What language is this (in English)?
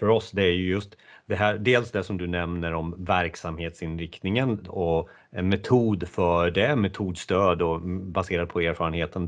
Swedish